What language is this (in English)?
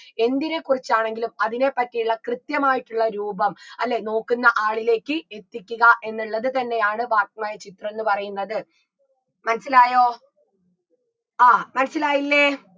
Malayalam